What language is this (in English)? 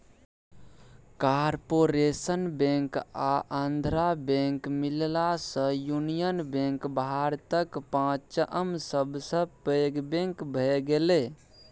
Maithili